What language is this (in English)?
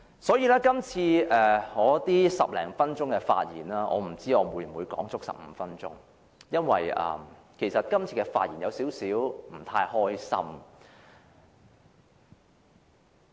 Cantonese